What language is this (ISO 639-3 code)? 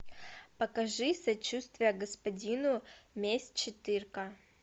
rus